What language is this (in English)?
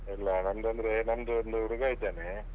Kannada